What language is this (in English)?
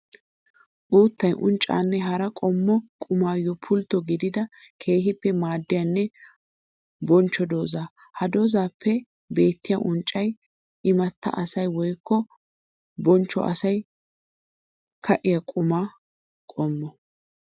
Wolaytta